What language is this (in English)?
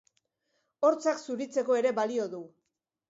Basque